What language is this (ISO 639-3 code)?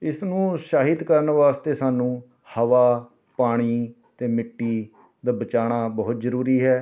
pan